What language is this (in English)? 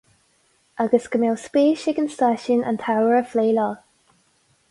Irish